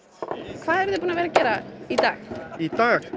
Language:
Icelandic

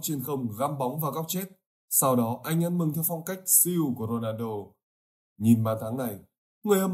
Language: Vietnamese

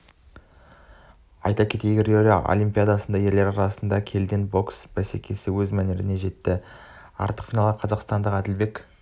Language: Kazakh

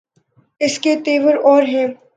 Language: Urdu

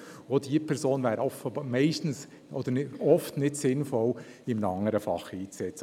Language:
Swiss German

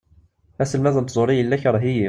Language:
Kabyle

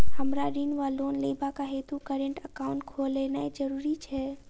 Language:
Maithili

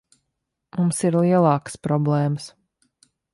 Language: Latvian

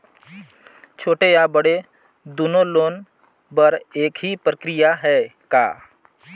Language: Chhattisgarhi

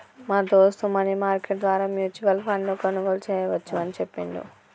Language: Telugu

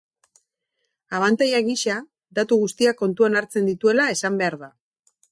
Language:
Basque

